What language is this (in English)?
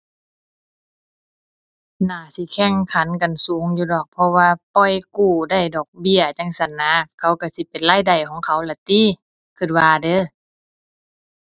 Thai